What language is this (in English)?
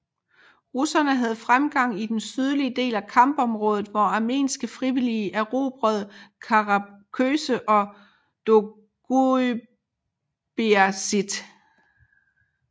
Danish